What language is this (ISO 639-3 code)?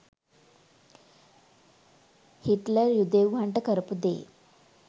sin